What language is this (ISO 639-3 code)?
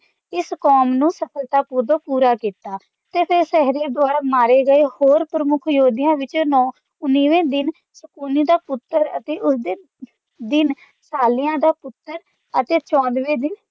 pan